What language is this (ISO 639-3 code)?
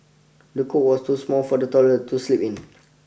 eng